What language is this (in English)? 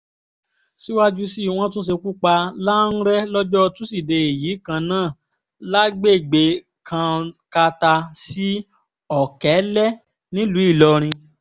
Yoruba